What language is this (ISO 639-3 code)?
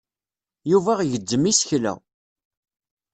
kab